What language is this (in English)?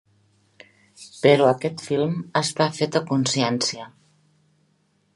Catalan